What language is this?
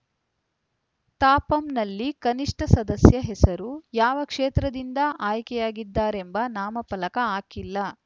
Kannada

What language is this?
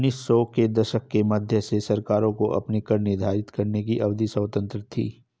Hindi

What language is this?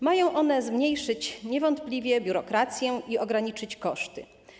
Polish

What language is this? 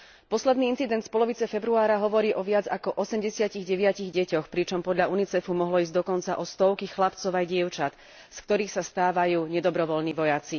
Slovak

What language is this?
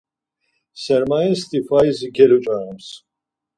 Laz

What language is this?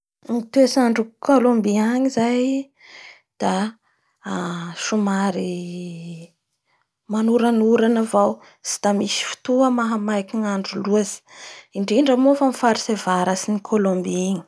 Bara Malagasy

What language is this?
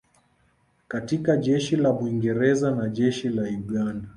Swahili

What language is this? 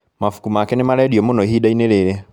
Kikuyu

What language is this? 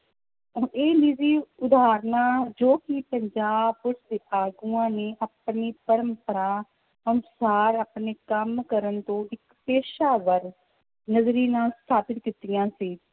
Punjabi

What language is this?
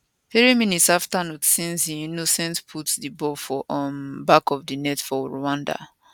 Nigerian Pidgin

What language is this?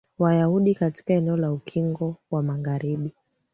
Swahili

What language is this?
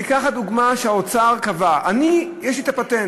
Hebrew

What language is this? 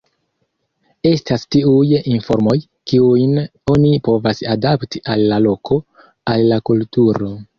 Esperanto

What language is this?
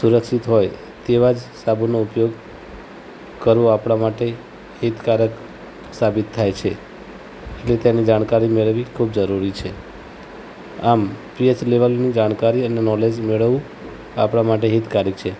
Gujarati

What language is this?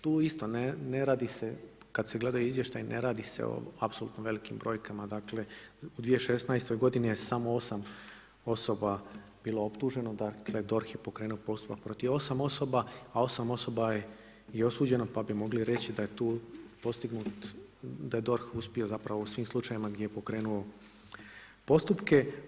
Croatian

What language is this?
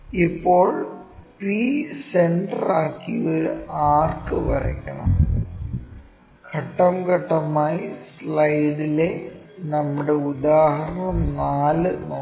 Malayalam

